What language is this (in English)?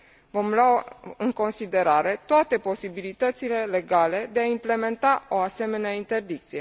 Romanian